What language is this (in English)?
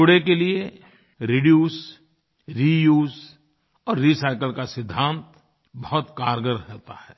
Hindi